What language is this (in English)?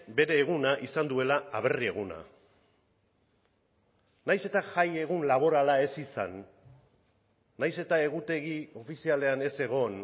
Basque